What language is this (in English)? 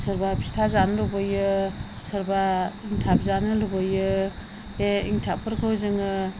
Bodo